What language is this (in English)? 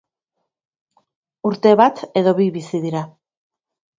Basque